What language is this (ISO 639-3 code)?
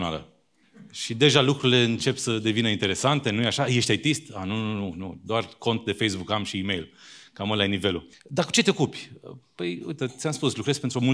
ron